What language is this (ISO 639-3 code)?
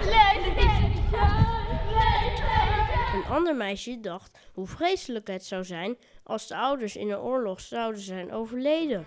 nld